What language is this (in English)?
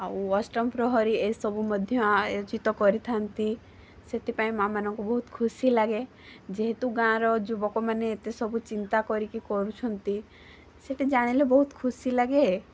Odia